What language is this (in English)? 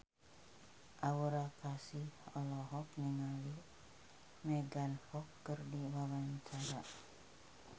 Sundanese